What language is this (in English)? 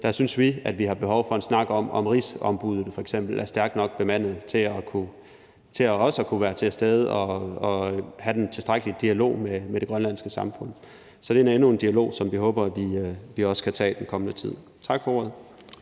Danish